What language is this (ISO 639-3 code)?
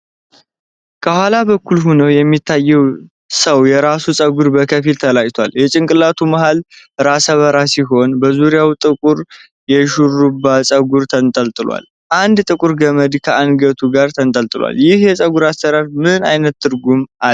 amh